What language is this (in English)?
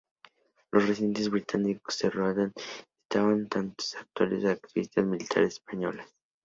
Spanish